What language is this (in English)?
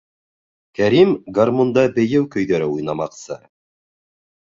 Bashkir